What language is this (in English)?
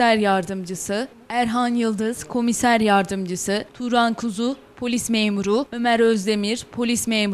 Turkish